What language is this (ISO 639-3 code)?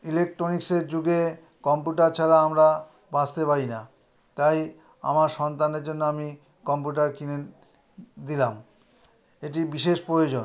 ben